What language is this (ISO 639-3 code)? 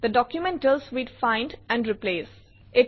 asm